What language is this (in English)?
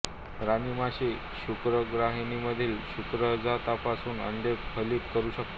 Marathi